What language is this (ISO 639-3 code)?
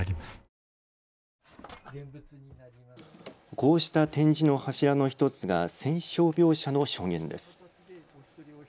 jpn